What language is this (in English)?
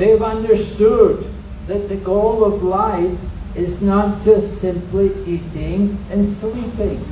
English